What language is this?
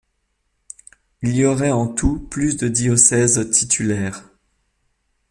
French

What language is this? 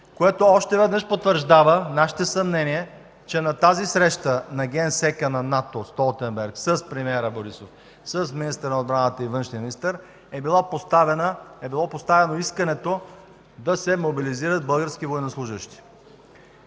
Bulgarian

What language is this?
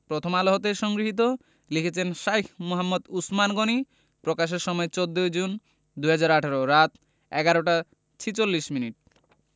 Bangla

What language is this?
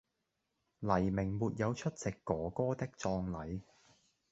Cantonese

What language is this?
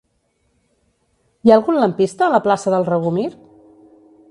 Catalan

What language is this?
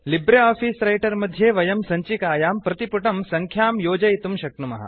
Sanskrit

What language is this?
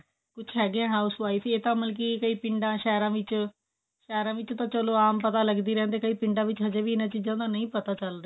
Punjabi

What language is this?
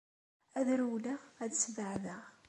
Kabyle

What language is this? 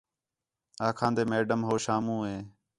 Khetrani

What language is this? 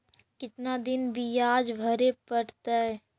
Magahi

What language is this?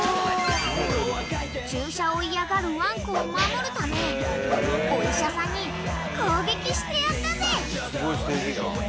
Japanese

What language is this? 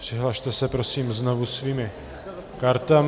Czech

